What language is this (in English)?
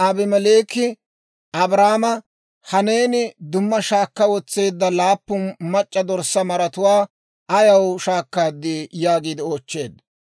Dawro